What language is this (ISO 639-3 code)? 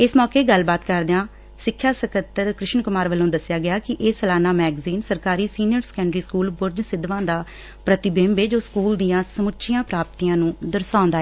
pan